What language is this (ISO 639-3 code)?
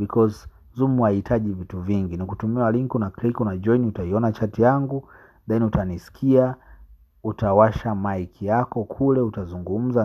swa